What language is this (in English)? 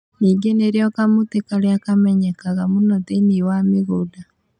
Kikuyu